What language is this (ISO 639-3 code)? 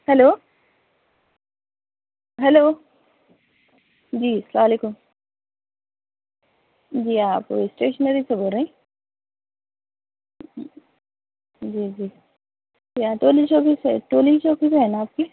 urd